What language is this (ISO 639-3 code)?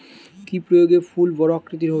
ben